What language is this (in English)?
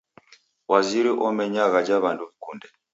Taita